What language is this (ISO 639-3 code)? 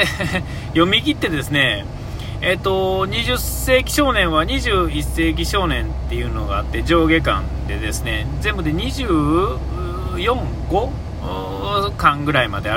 jpn